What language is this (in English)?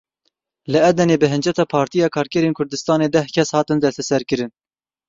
Kurdish